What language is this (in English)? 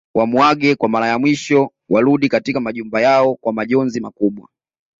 Swahili